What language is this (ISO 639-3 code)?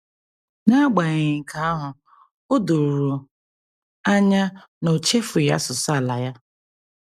ibo